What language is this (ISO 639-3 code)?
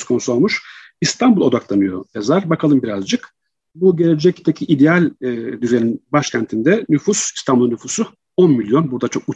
tur